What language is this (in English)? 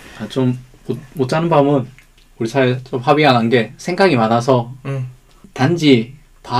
Korean